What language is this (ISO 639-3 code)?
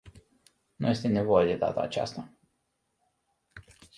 ron